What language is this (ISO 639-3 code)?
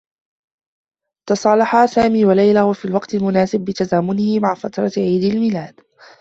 ara